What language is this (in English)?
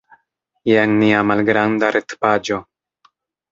Esperanto